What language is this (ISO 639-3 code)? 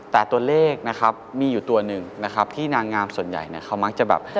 tha